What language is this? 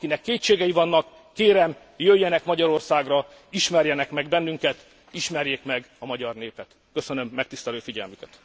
Hungarian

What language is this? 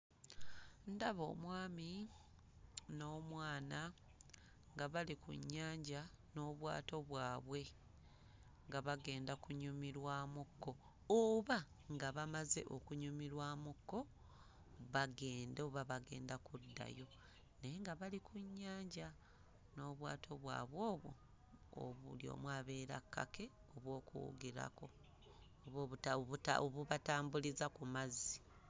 Ganda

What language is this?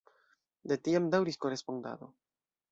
Esperanto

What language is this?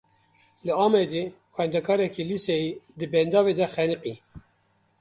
Kurdish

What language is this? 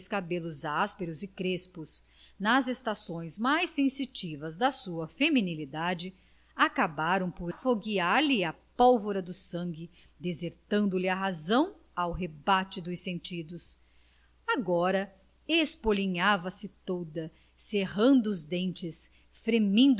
Portuguese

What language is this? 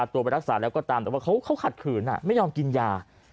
Thai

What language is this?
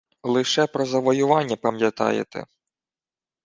Ukrainian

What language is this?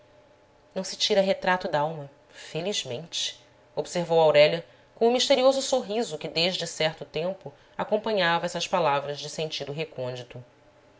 Portuguese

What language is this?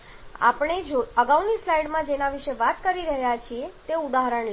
Gujarati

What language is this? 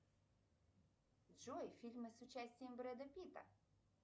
Russian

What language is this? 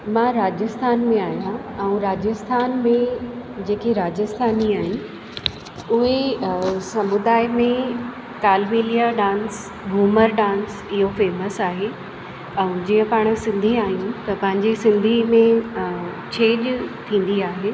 Sindhi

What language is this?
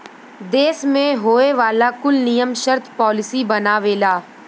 Bhojpuri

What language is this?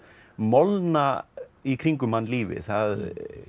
Icelandic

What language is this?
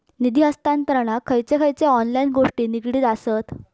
Marathi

